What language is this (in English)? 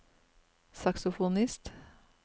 Norwegian